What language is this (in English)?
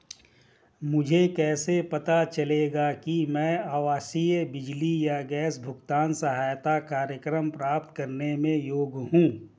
Hindi